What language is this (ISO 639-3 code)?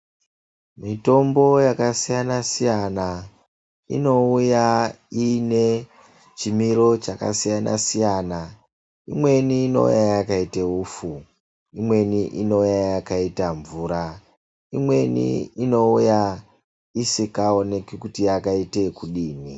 ndc